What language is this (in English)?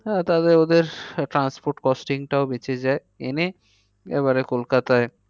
Bangla